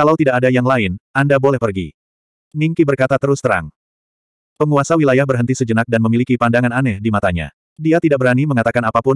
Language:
Indonesian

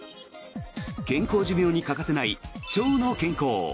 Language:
Japanese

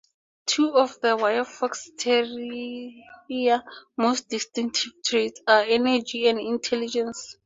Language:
English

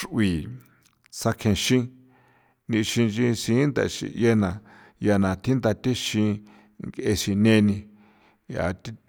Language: San Felipe Otlaltepec Popoloca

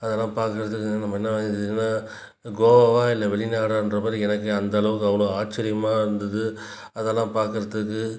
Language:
Tamil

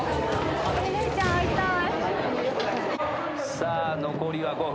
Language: Japanese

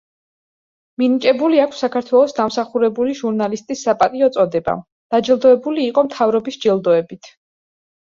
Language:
Georgian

